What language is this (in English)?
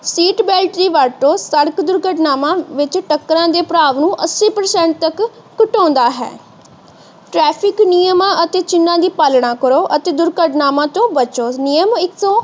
Punjabi